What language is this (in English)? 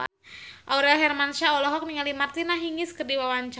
Sundanese